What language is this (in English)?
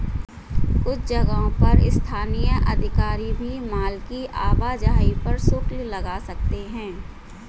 Hindi